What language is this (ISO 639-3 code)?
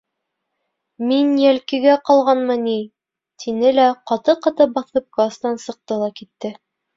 bak